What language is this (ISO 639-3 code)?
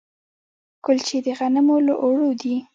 pus